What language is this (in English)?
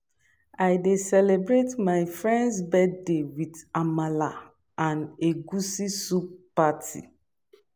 Nigerian Pidgin